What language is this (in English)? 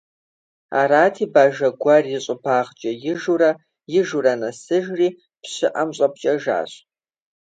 Kabardian